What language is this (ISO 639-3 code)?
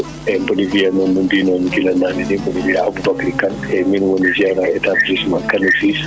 ful